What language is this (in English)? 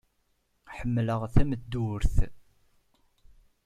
Kabyle